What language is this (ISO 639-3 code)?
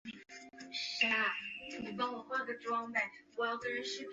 zho